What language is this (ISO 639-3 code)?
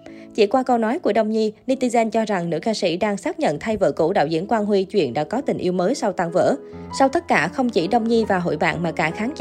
vie